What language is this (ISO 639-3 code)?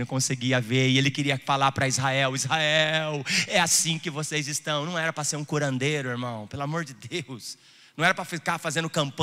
por